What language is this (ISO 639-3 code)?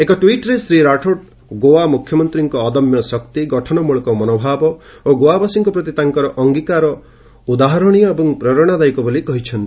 ori